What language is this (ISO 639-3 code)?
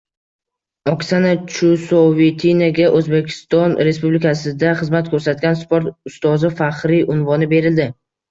uzb